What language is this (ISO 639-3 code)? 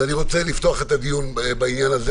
heb